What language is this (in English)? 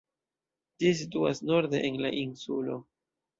Esperanto